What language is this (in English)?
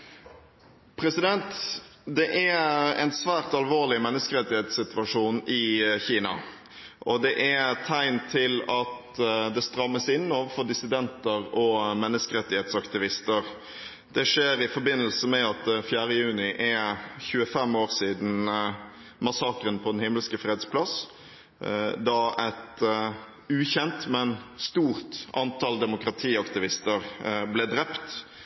Norwegian Bokmål